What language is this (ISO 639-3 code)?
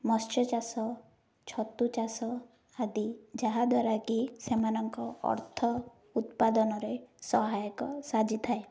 ori